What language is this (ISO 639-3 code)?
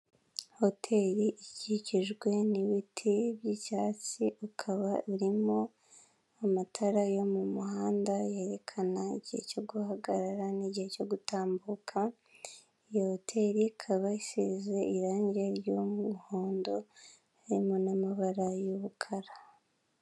kin